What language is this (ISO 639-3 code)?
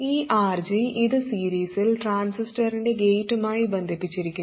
mal